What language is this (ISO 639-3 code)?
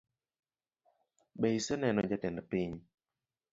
luo